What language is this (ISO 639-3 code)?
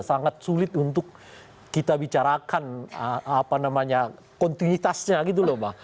ind